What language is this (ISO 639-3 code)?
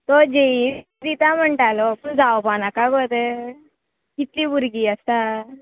kok